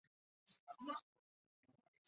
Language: Chinese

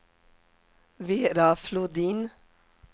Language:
Swedish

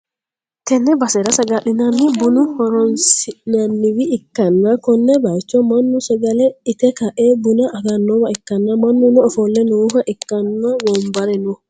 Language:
Sidamo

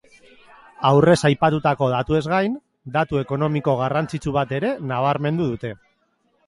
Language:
Basque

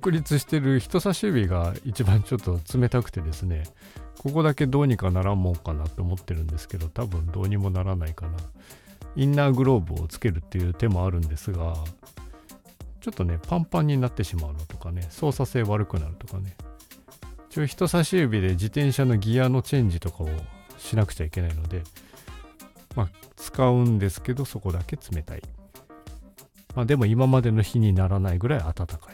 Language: Japanese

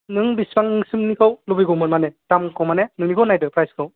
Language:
Bodo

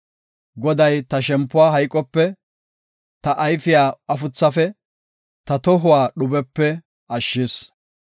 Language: Gofa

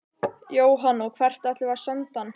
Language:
Icelandic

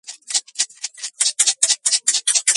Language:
Georgian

